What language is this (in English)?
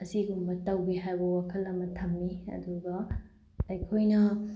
Manipuri